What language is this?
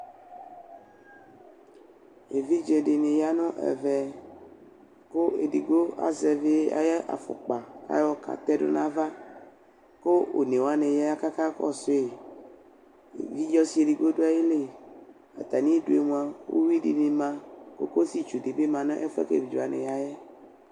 Ikposo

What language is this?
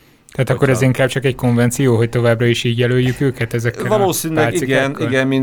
Hungarian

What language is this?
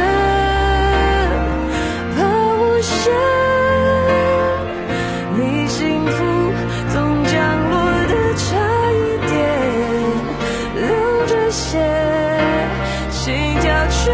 Chinese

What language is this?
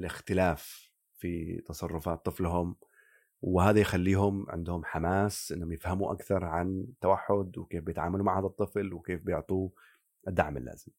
Arabic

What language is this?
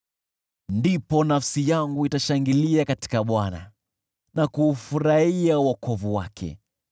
Swahili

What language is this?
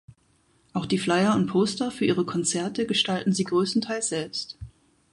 German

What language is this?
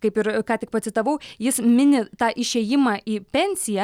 Lithuanian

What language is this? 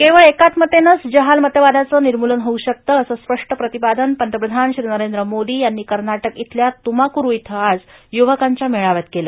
Marathi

